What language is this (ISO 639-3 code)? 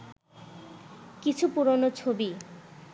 ben